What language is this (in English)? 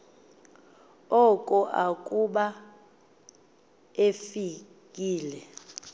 Xhosa